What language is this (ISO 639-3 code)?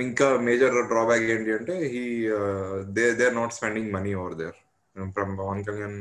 tel